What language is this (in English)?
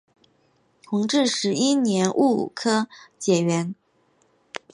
Chinese